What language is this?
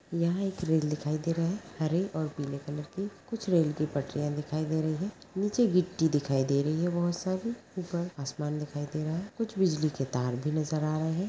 Magahi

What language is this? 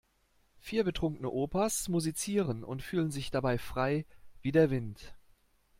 German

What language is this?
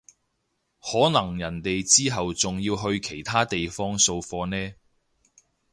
Cantonese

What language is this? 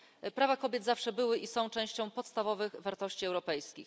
Polish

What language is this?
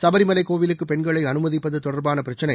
Tamil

